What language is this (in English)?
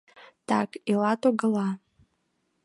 Mari